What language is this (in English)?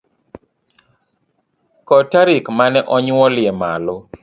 Luo (Kenya and Tanzania)